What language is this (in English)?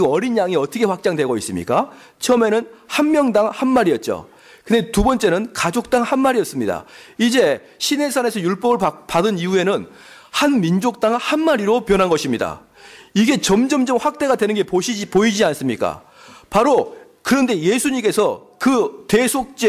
Korean